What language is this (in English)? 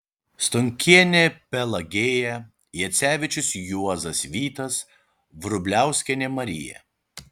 Lithuanian